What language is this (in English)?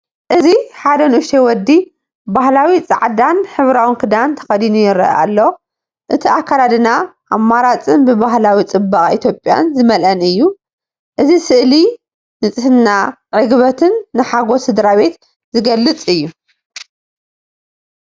Tigrinya